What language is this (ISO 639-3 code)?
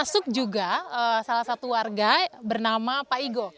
ind